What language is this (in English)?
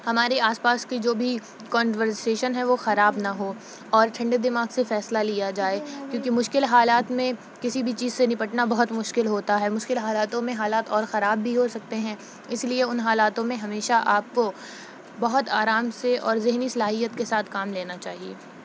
Urdu